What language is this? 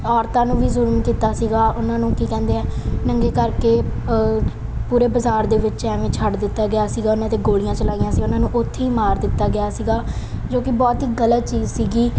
Punjabi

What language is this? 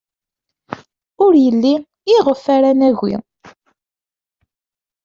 Kabyle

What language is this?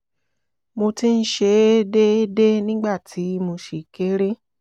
Yoruba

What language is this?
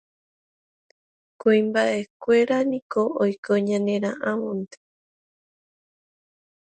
Guarani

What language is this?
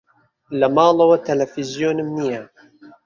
Central Kurdish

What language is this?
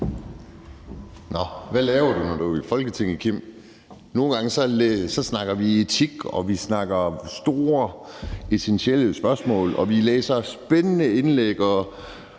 Danish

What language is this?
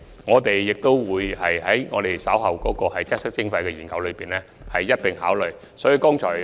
Cantonese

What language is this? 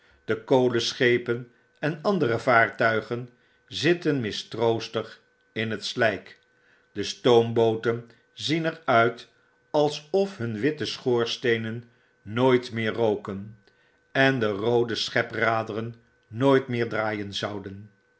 Dutch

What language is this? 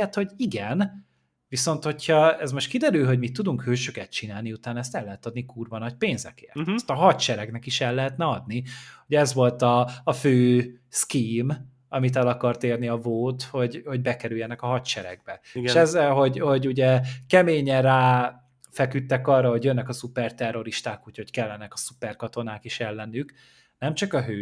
Hungarian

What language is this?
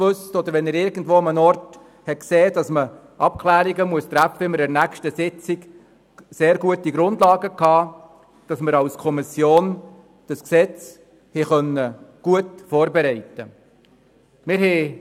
Swiss German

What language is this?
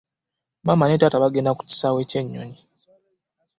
Ganda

